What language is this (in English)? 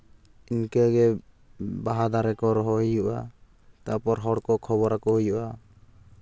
Santali